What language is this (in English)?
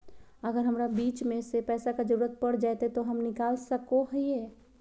Magahi